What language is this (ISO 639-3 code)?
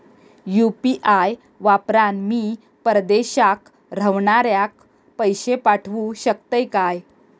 mar